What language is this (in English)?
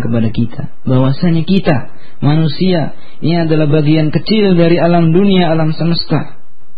Indonesian